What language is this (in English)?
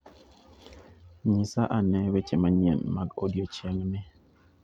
Luo (Kenya and Tanzania)